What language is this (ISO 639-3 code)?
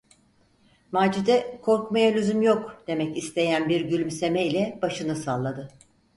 tur